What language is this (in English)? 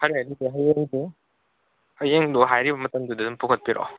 Manipuri